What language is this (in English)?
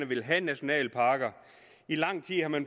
Danish